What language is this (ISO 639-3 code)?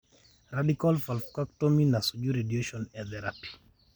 mas